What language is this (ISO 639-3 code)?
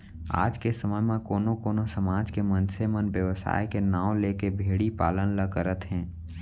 hne